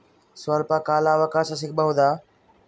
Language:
Kannada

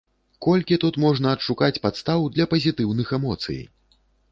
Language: Belarusian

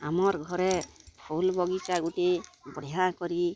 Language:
Odia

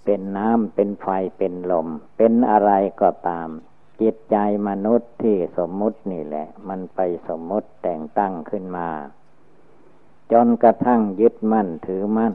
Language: Thai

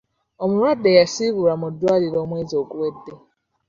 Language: Ganda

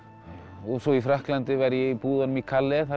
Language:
Icelandic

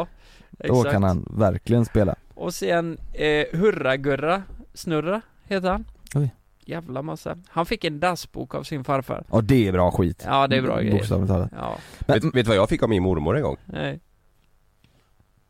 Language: Swedish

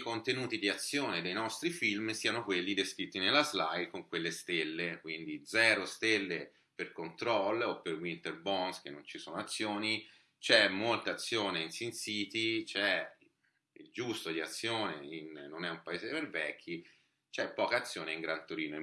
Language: Italian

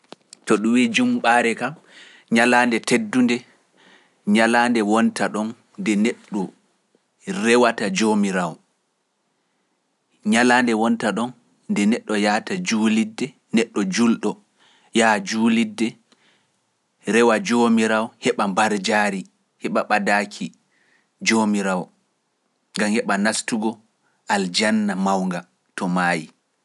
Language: Pular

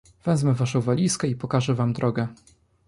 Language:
Polish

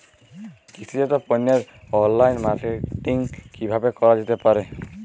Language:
Bangla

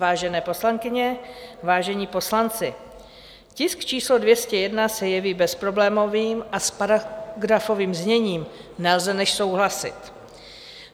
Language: Czech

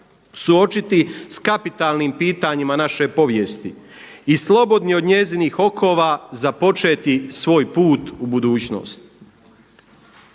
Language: Croatian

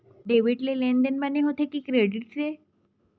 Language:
Chhattisgarhi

